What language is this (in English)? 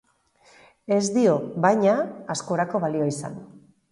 Basque